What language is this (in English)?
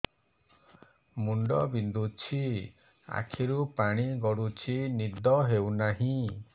Odia